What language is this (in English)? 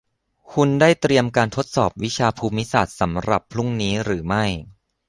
Thai